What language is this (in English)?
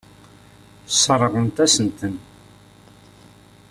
Kabyle